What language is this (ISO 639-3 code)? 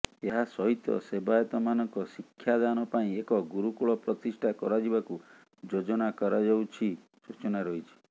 ori